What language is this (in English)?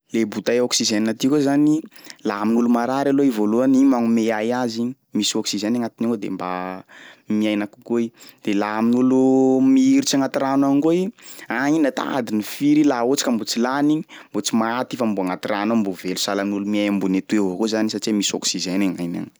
Sakalava Malagasy